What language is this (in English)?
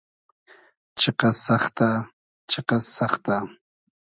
Hazaragi